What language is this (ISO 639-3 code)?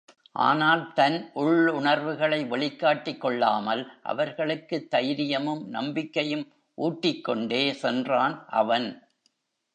tam